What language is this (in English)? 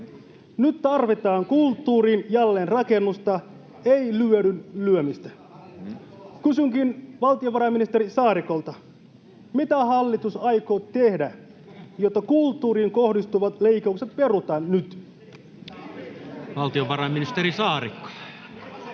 Finnish